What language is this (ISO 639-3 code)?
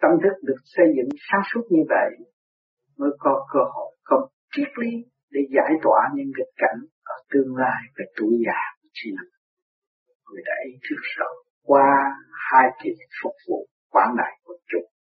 vie